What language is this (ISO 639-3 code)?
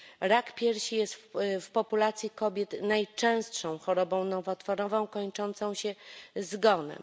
pol